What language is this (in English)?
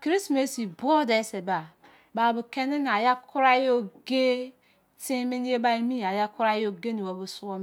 Izon